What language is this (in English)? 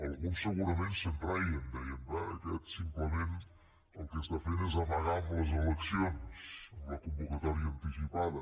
Catalan